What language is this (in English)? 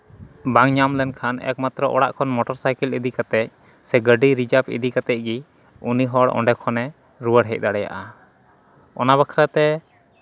Santali